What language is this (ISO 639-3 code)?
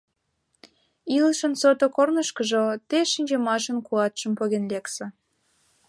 chm